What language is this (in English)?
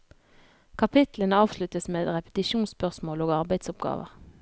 Norwegian